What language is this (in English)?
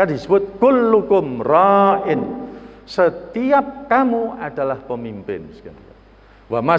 Indonesian